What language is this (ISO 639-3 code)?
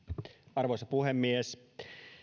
fin